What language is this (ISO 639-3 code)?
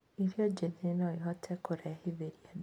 kik